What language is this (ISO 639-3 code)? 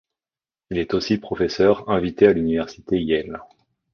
fra